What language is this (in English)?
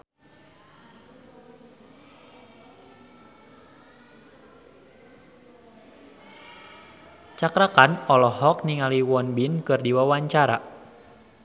Sundanese